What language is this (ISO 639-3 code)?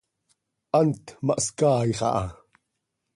sei